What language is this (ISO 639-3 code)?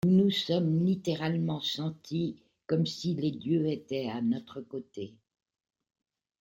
fra